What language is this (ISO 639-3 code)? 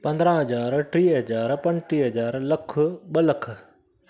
snd